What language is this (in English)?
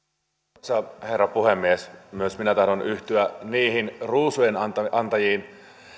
Finnish